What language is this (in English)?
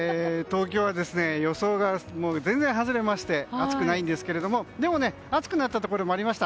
Japanese